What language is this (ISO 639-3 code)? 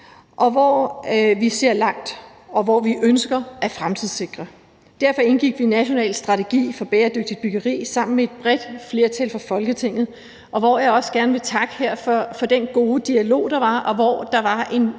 dan